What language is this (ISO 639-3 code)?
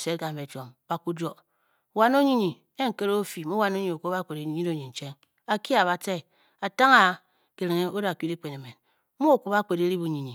bky